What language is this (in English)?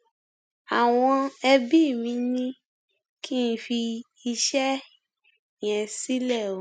Yoruba